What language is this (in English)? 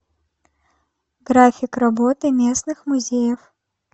Russian